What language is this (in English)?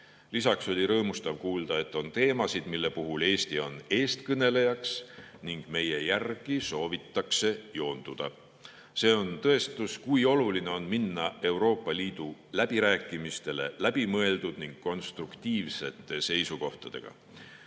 Estonian